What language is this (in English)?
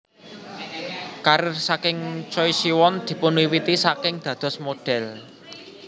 Javanese